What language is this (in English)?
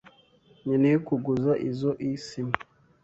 Kinyarwanda